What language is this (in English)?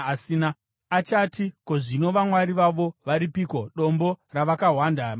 Shona